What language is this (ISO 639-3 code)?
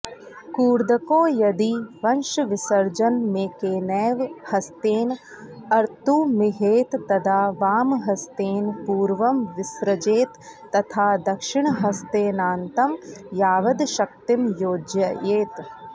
san